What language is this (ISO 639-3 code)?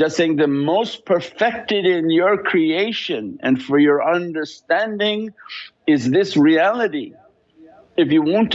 eng